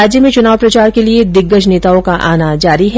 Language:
Hindi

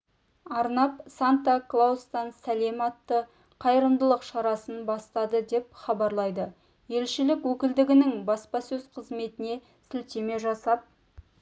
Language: Kazakh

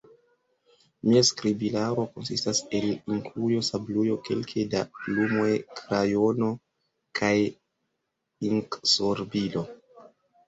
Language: Esperanto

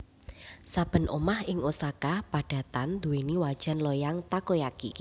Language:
Javanese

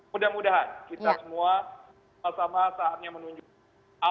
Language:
Indonesian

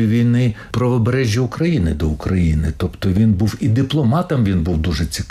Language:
Ukrainian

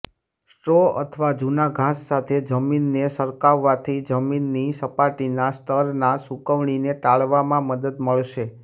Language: Gujarati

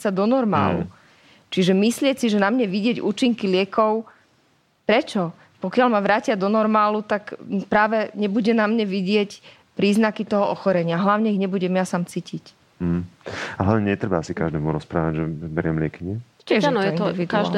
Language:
Slovak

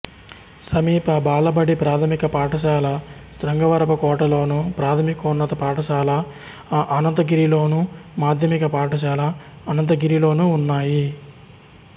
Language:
Telugu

